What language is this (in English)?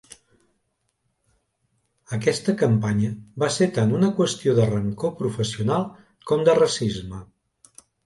Catalan